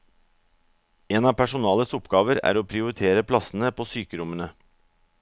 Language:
Norwegian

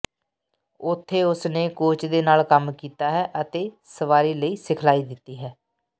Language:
Punjabi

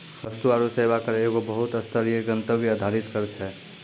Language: Maithili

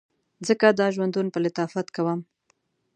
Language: Pashto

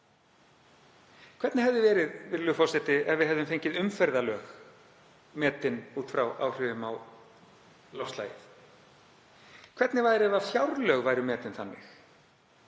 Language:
Icelandic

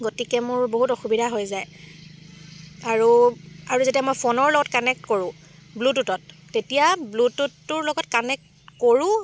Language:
Assamese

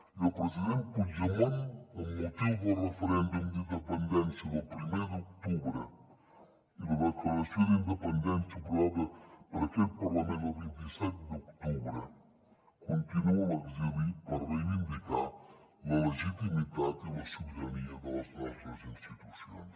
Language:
Catalan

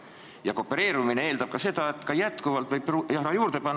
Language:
Estonian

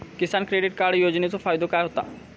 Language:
Marathi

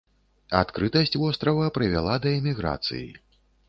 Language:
Belarusian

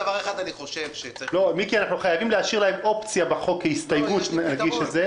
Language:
Hebrew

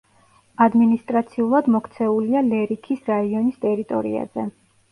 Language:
Georgian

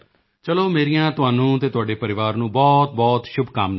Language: Punjabi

